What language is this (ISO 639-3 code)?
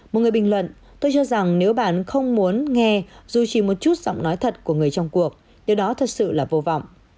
vie